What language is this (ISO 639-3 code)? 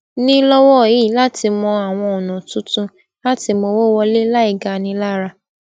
yor